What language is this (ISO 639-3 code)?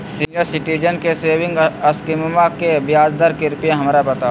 mag